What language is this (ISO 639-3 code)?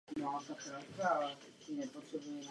ces